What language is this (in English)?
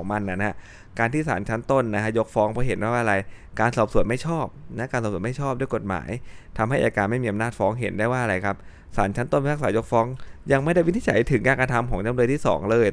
Thai